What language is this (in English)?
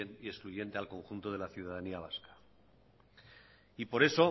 Spanish